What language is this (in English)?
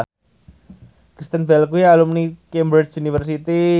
Javanese